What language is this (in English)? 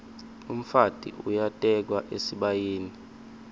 Swati